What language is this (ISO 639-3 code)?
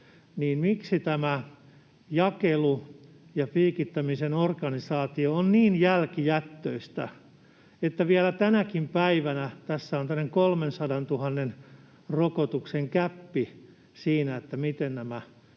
fin